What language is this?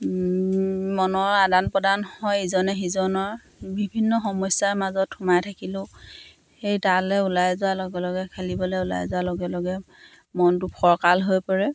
Assamese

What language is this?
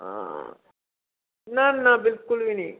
Dogri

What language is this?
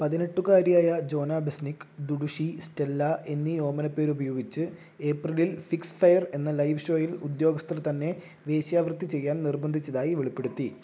Malayalam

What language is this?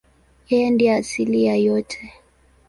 Swahili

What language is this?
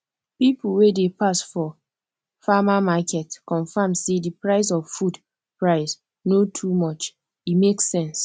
Nigerian Pidgin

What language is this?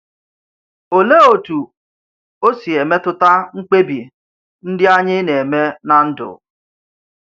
Igbo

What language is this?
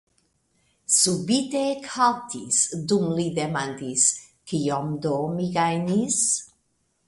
Esperanto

